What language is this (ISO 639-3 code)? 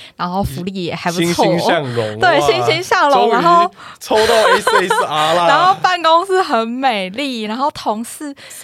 zho